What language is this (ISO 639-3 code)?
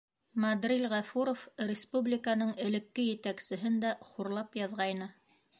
bak